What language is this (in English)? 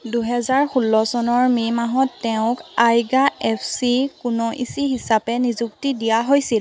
Assamese